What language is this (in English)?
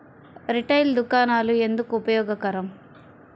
Telugu